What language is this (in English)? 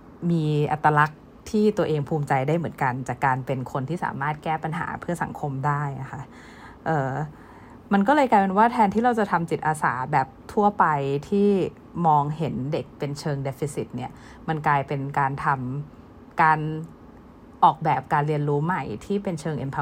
Thai